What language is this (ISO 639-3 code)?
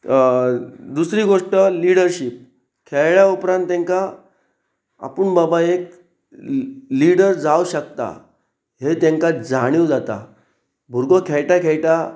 kok